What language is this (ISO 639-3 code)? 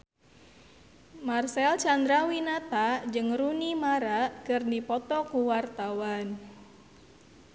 sun